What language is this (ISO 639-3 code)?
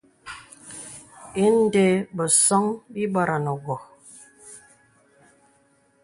beb